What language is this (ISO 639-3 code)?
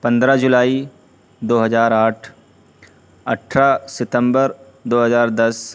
urd